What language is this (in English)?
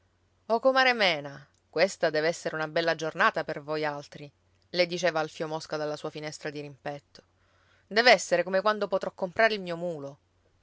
Italian